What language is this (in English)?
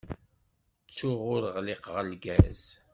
Kabyle